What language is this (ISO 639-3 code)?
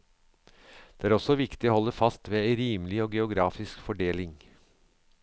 nor